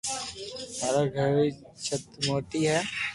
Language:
Loarki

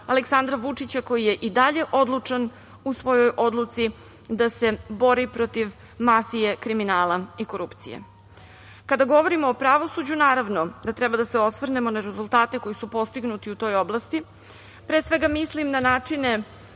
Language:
Serbian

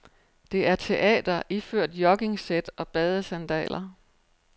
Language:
Danish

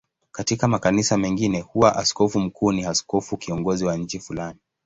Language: Swahili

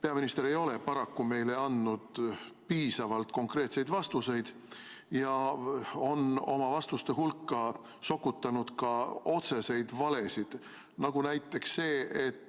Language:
Estonian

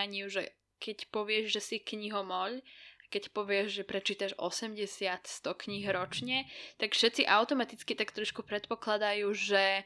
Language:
Slovak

